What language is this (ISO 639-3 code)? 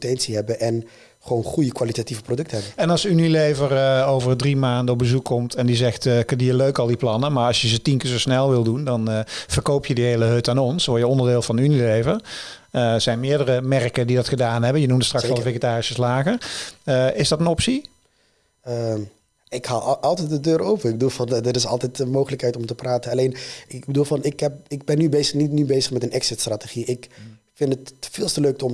nld